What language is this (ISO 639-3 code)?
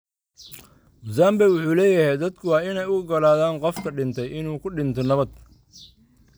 som